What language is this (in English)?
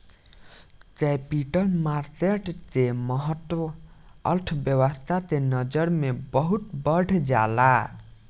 Bhojpuri